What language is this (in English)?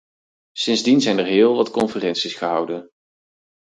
Dutch